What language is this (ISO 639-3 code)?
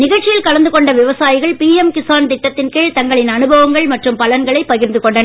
tam